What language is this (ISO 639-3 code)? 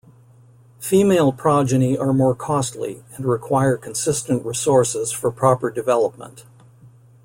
eng